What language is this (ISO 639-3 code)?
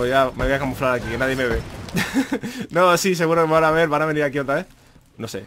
spa